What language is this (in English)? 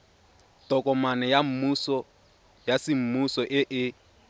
Tswana